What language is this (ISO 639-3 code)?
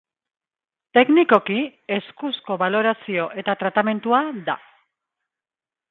eus